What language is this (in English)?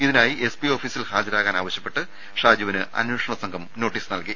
Malayalam